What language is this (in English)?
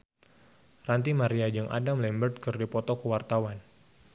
Sundanese